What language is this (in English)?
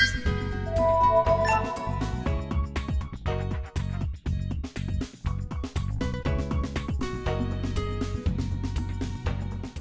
Vietnamese